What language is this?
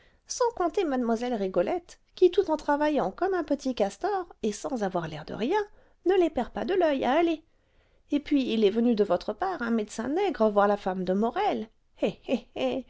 French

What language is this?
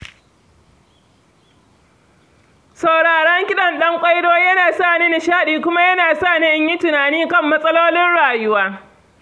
Hausa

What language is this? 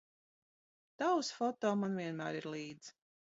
Latvian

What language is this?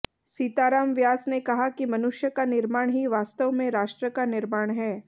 Hindi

